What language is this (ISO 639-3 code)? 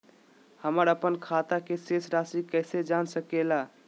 mag